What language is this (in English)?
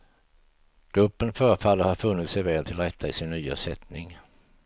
Swedish